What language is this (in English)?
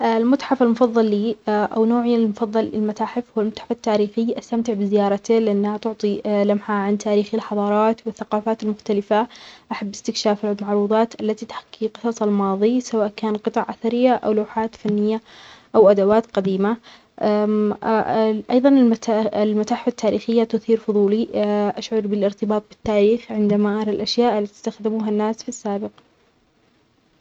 Omani Arabic